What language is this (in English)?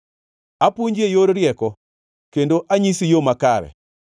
Luo (Kenya and Tanzania)